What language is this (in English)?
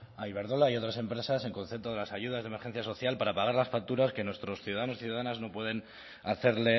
Spanish